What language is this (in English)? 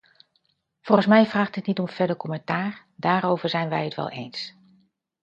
Dutch